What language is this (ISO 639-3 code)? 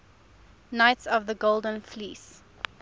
eng